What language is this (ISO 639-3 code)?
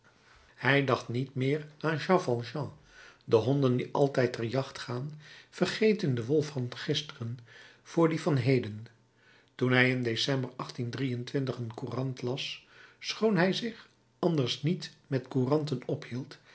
nld